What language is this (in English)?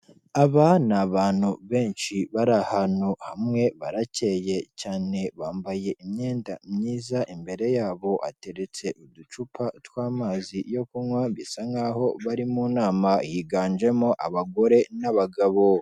Kinyarwanda